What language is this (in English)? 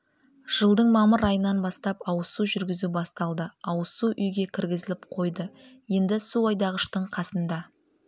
Kazakh